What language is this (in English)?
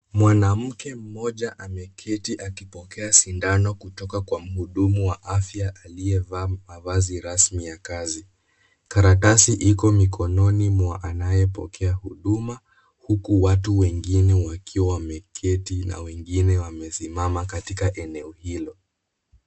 Swahili